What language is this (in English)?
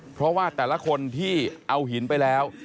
Thai